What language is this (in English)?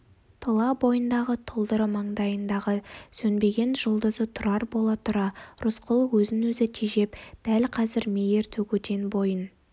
Kazakh